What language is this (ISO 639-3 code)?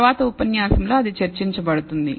tel